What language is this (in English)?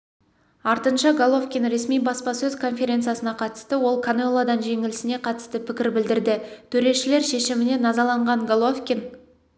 Kazakh